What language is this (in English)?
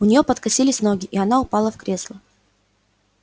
Russian